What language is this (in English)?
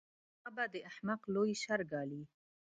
Pashto